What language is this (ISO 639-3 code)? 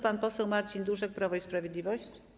pol